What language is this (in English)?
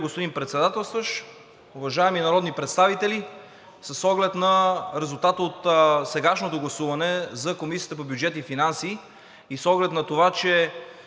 Bulgarian